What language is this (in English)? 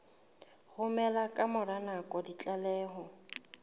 Southern Sotho